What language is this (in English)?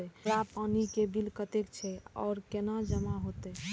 Maithili